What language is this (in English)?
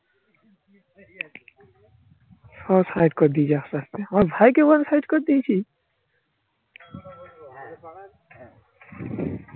Bangla